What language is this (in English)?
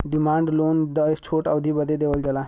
Bhojpuri